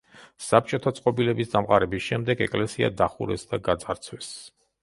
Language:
Georgian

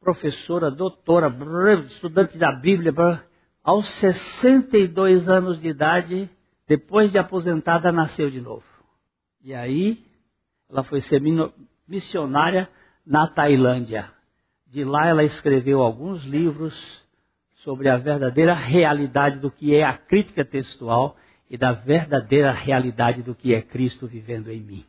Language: Portuguese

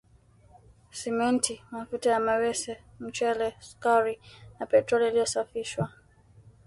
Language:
Swahili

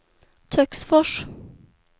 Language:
Swedish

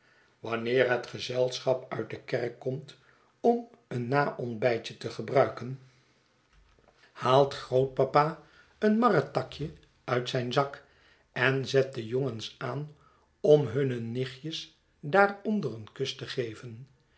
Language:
Dutch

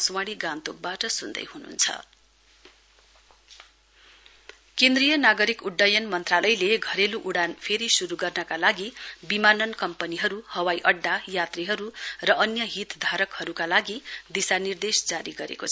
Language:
Nepali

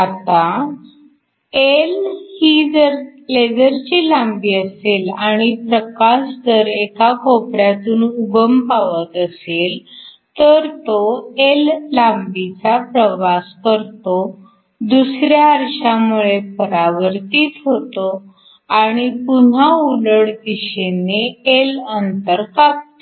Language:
Marathi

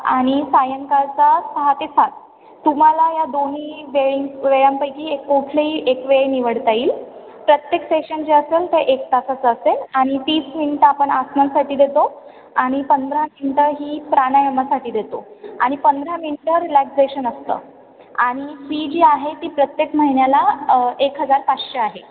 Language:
Marathi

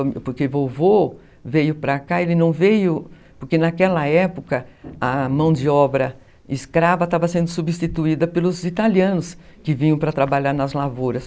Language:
Portuguese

